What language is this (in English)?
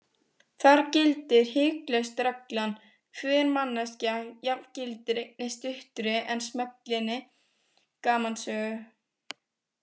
Icelandic